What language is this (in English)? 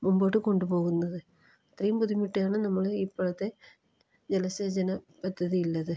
Malayalam